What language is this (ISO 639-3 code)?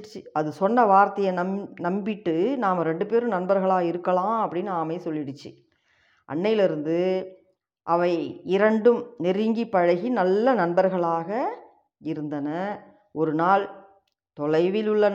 tam